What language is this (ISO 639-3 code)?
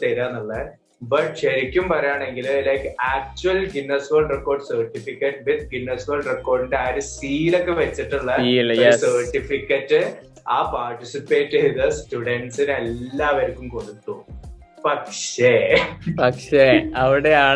mal